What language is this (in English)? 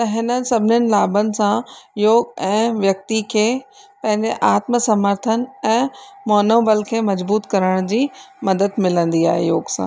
Sindhi